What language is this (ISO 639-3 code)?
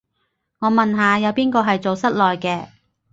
yue